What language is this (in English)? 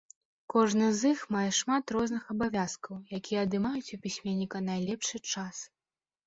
Belarusian